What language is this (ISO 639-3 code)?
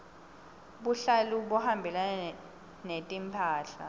ssw